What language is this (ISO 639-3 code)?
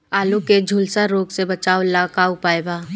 bho